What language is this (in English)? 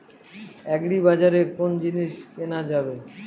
Bangla